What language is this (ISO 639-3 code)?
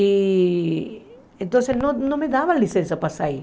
por